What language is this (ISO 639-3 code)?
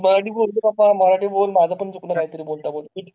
mar